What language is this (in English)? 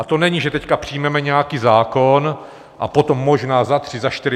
Czech